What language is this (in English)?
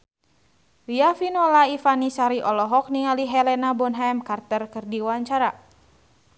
Sundanese